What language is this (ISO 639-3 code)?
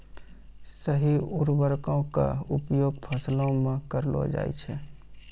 mai